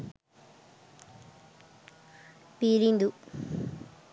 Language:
Sinhala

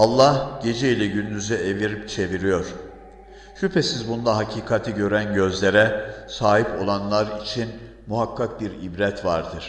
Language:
Turkish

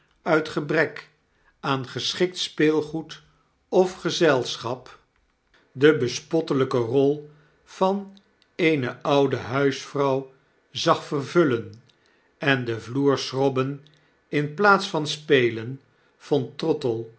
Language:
Dutch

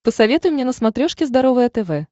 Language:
Russian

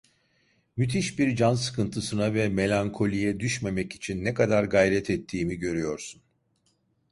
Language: Turkish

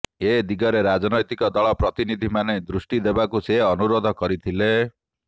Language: Odia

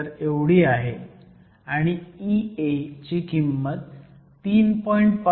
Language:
Marathi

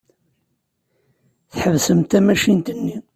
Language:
Kabyle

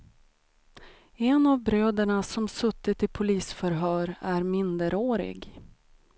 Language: Swedish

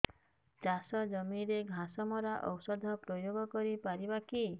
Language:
Odia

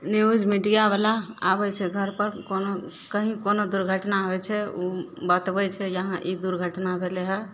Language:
Maithili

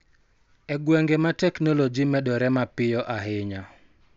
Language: Luo (Kenya and Tanzania)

